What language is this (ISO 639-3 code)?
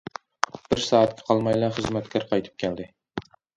uig